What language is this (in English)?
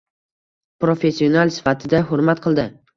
Uzbek